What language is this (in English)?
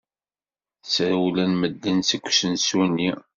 Kabyle